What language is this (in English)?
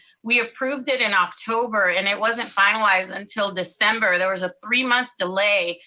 English